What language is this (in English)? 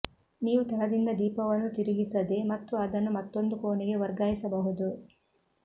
Kannada